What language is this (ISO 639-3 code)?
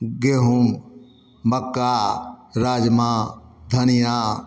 mai